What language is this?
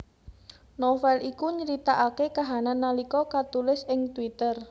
Javanese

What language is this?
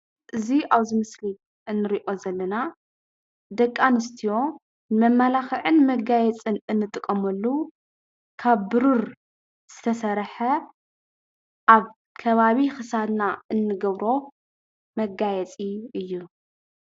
Tigrinya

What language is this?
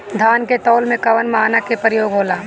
Bhojpuri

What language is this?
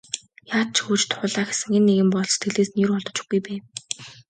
Mongolian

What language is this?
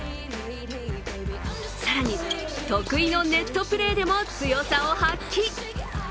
Japanese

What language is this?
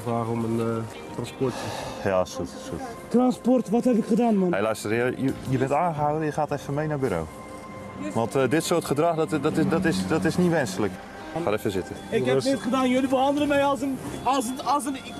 Dutch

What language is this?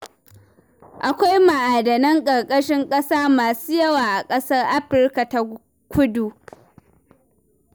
Hausa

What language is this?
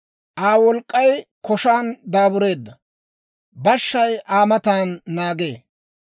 Dawro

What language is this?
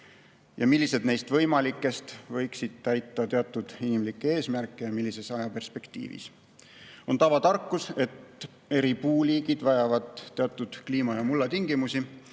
Estonian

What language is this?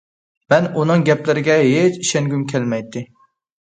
Uyghur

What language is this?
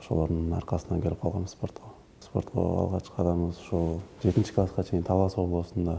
Turkish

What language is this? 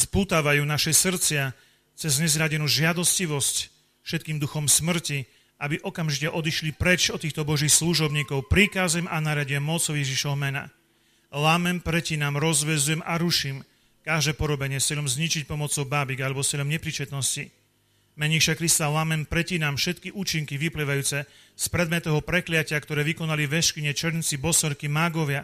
Slovak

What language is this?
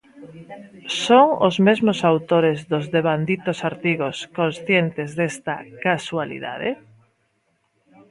Galician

